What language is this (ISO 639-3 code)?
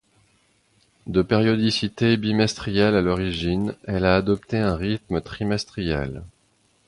fra